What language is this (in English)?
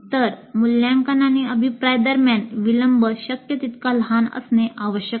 Marathi